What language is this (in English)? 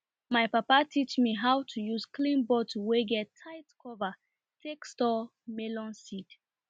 Nigerian Pidgin